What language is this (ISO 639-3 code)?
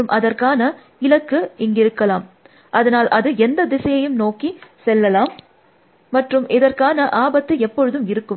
tam